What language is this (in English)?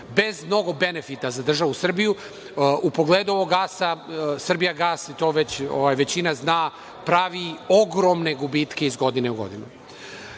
Serbian